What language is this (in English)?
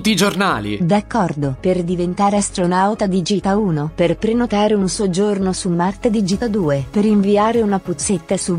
Italian